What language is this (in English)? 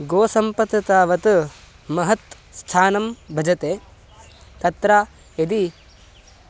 Sanskrit